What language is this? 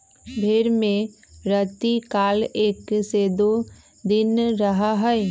Magahi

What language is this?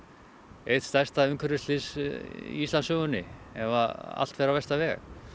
Icelandic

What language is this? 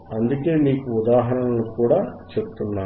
Telugu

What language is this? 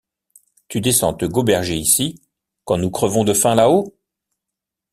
French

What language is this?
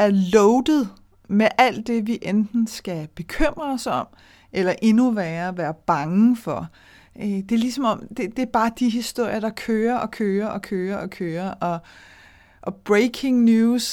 Danish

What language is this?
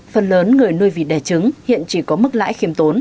Vietnamese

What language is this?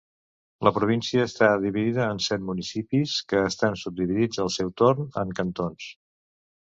Catalan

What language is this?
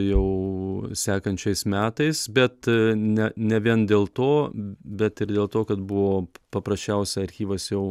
Lithuanian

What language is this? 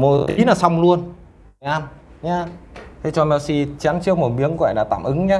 Vietnamese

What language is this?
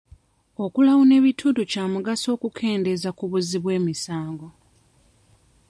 Ganda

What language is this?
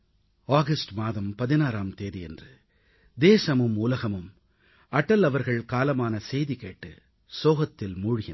Tamil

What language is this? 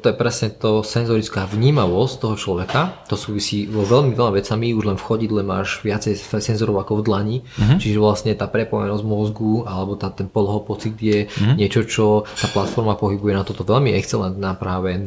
Slovak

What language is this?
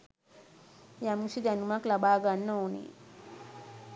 Sinhala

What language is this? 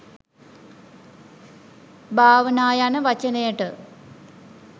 Sinhala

